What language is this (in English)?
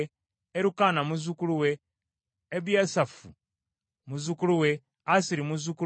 Ganda